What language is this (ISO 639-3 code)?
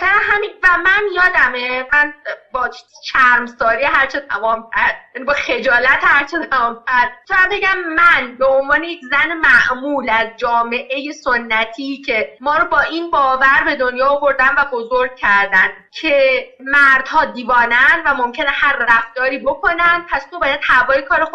fas